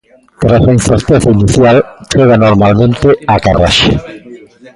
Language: Galician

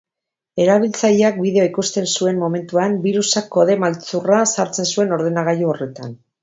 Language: Basque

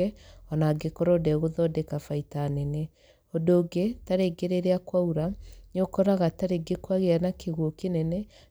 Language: Kikuyu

